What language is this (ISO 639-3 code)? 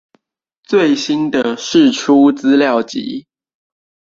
zho